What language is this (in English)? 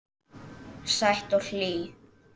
Icelandic